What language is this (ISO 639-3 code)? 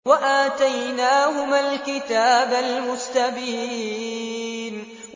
ara